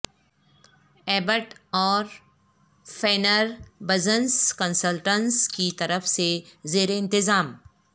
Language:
Urdu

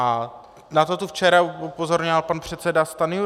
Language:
Czech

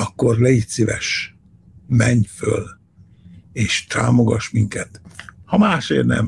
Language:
Hungarian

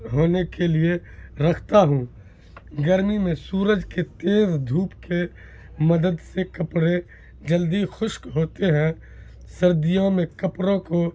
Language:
Urdu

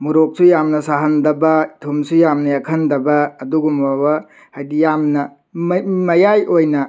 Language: Manipuri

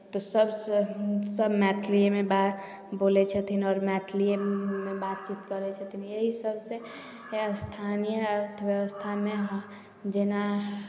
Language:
Maithili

